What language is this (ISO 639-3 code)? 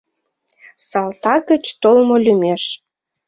chm